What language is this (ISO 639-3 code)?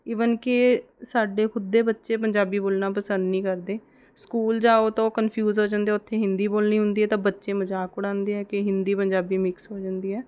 pan